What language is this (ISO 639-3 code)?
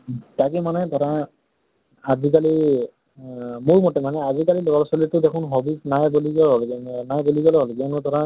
asm